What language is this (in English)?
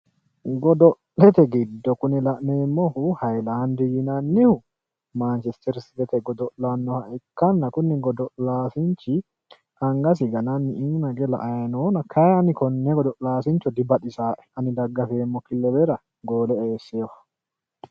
Sidamo